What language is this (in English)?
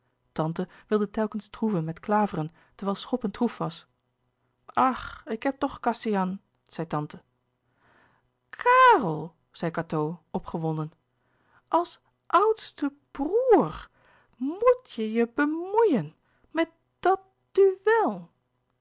Dutch